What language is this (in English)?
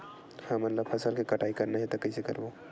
Chhattisgarhi